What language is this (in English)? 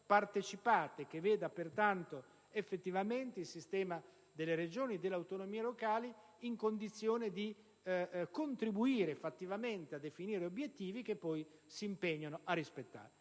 Italian